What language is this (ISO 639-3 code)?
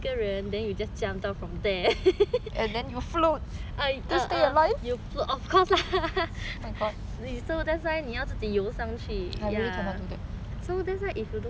eng